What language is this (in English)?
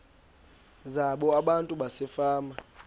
Xhosa